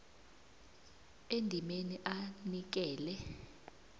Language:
South Ndebele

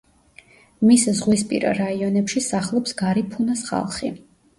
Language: Georgian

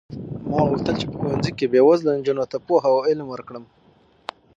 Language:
Pashto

